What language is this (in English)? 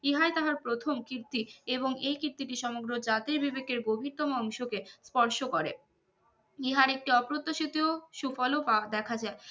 Bangla